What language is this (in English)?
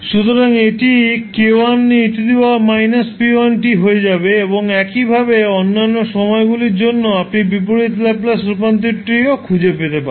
Bangla